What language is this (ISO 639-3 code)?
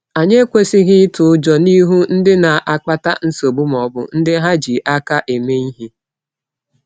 ibo